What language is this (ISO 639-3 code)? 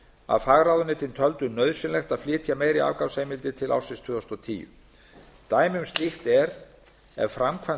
isl